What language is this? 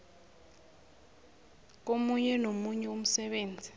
South Ndebele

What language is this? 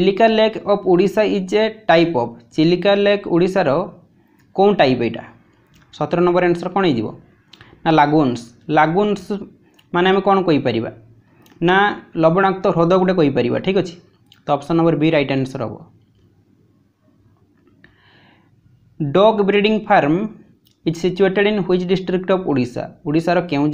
Gujarati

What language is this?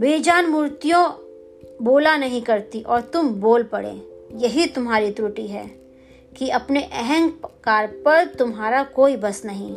Hindi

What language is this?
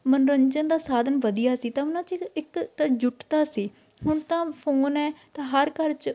Punjabi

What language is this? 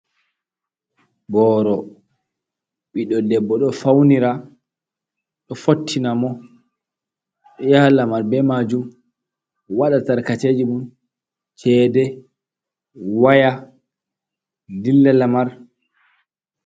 Fula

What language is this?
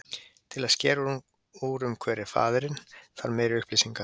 Icelandic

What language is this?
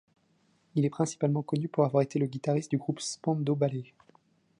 French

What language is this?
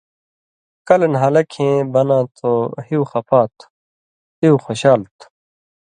Indus Kohistani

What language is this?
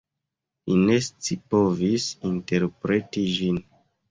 Esperanto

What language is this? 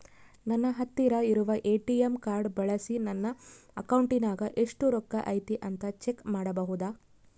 Kannada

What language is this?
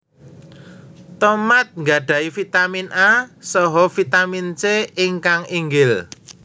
Javanese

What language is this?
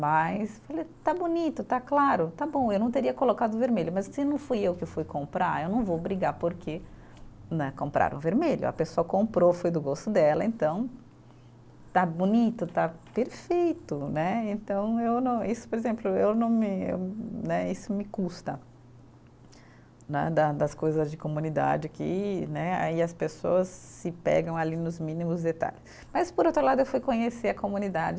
Portuguese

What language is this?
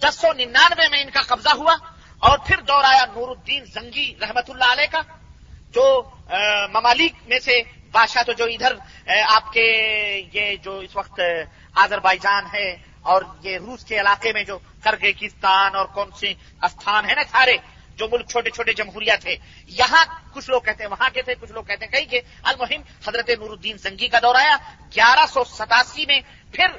Urdu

